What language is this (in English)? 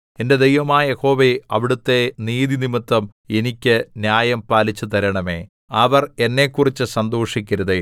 Malayalam